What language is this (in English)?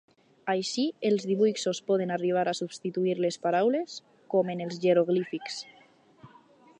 Catalan